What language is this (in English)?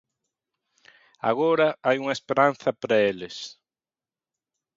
Galician